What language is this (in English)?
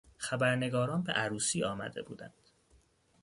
Persian